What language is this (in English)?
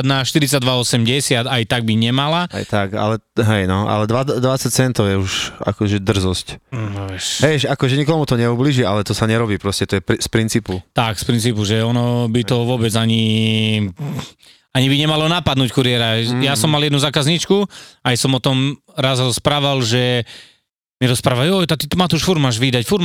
Slovak